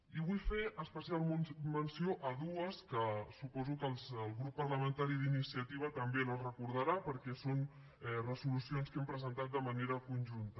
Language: Catalan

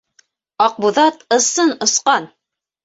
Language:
Bashkir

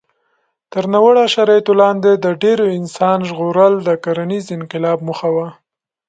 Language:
Pashto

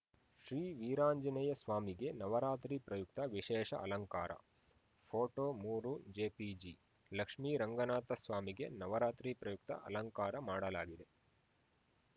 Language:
Kannada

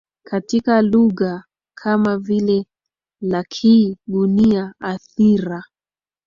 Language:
Swahili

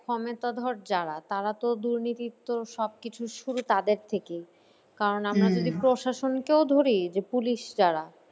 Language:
Bangla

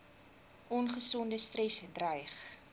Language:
Afrikaans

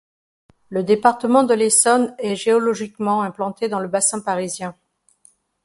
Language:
French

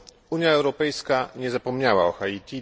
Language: Polish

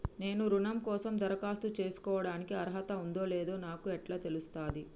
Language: Telugu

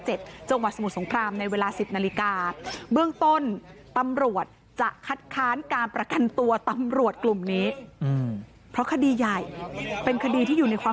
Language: Thai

